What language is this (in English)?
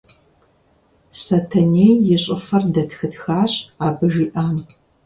Kabardian